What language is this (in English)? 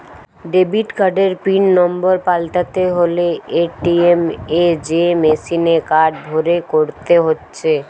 Bangla